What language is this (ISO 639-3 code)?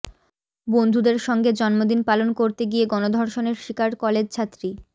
ben